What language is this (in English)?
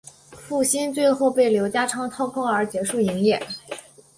Chinese